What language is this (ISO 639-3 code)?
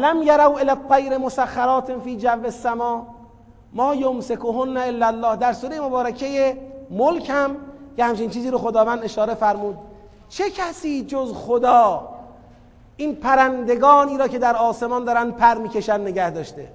fas